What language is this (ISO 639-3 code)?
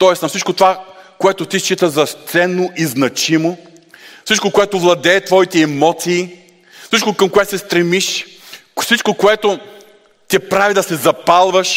bul